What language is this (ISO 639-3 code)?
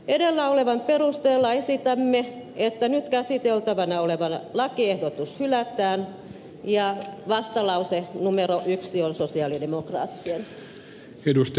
fin